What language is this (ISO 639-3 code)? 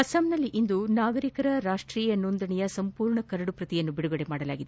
kan